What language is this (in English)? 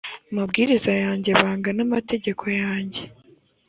Kinyarwanda